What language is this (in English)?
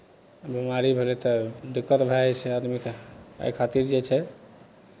Maithili